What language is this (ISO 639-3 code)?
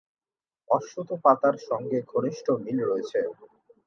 ben